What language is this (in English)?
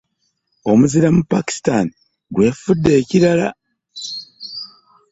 Ganda